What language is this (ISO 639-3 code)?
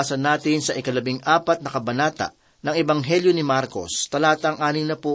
fil